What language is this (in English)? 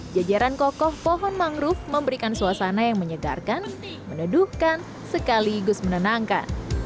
Indonesian